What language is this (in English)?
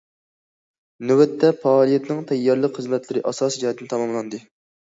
Uyghur